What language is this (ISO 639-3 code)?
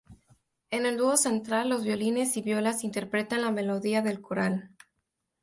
spa